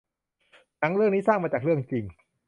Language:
Thai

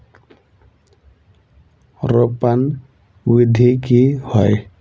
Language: Magahi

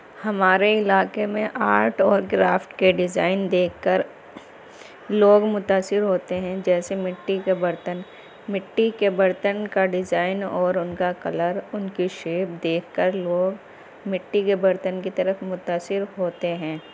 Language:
Urdu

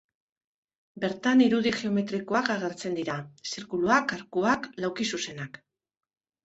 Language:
Basque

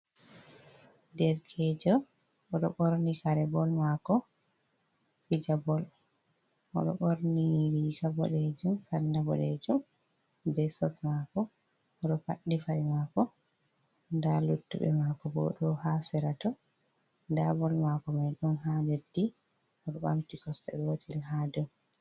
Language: Fula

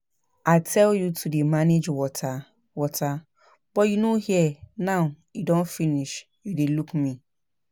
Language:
Nigerian Pidgin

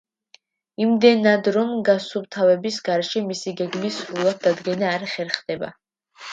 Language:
Georgian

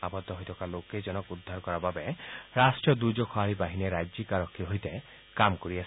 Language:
Assamese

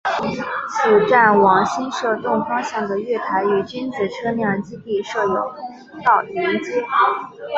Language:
Chinese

